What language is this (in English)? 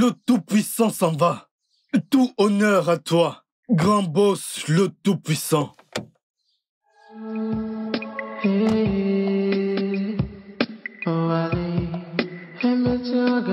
French